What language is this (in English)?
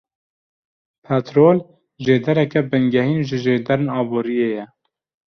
Kurdish